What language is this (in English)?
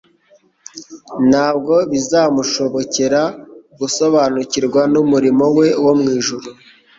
Kinyarwanda